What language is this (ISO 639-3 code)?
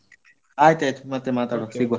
kan